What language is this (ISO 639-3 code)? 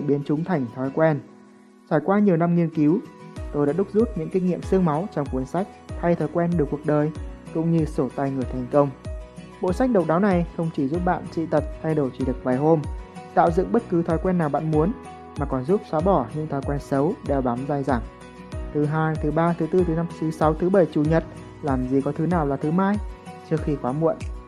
vie